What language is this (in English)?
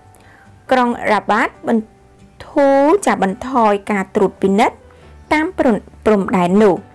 Thai